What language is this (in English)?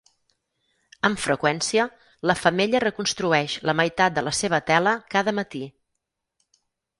Catalan